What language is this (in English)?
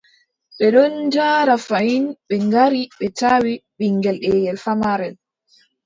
Adamawa Fulfulde